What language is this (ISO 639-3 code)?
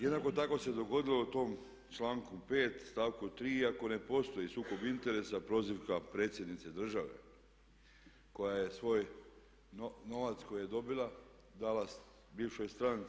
hrv